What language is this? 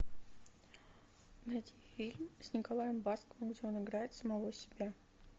Russian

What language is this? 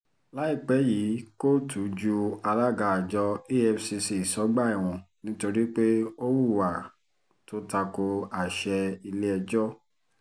Yoruba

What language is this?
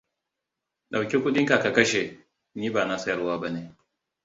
Hausa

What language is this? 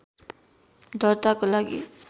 Nepali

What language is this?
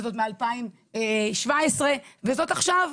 Hebrew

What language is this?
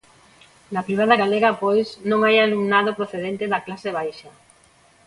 Galician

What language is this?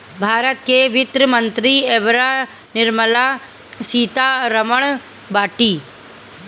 Bhojpuri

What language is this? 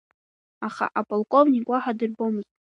Abkhazian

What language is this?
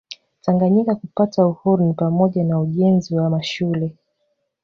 Swahili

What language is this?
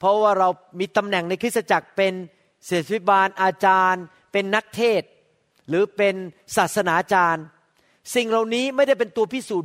Thai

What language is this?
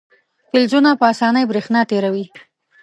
Pashto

